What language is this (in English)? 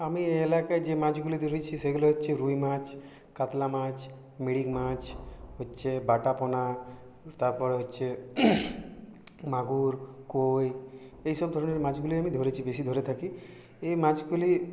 Bangla